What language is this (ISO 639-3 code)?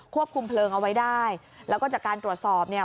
tha